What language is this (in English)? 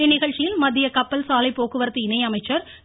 Tamil